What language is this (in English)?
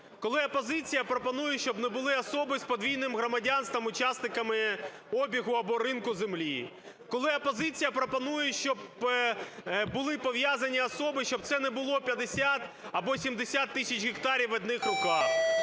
Ukrainian